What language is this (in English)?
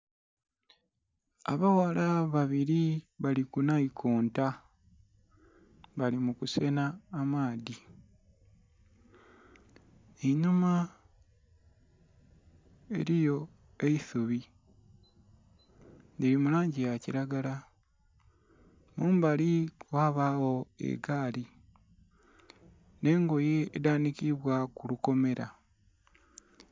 Soga